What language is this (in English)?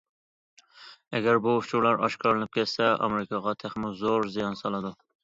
Uyghur